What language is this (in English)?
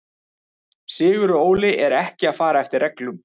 Icelandic